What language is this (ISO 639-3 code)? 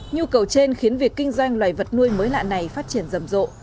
vie